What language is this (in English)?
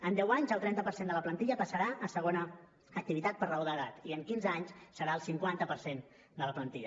Catalan